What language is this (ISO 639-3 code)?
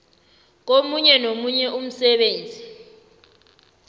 nbl